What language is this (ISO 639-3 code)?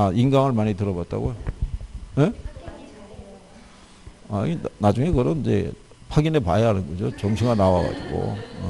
kor